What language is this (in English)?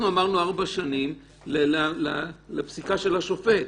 Hebrew